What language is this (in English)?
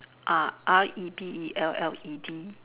English